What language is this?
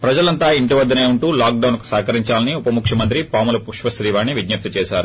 Telugu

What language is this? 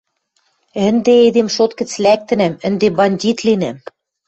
Western Mari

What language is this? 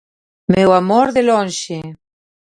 Galician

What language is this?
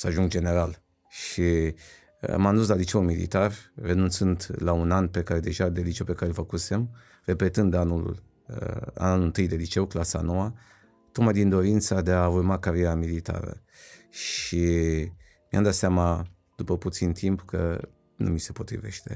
Romanian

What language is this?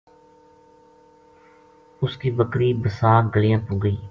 Gujari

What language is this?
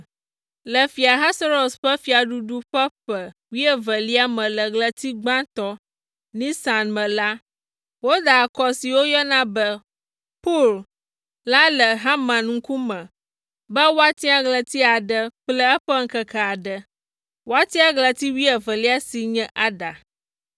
Ewe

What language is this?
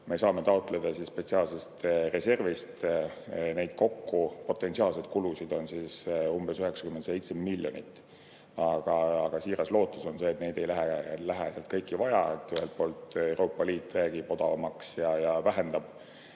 Estonian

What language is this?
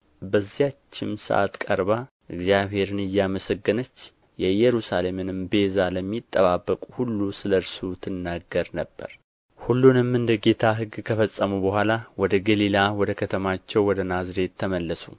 Amharic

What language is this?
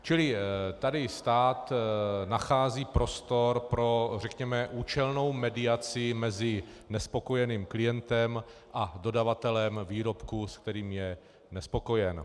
Czech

